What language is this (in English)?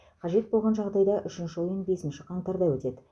Kazakh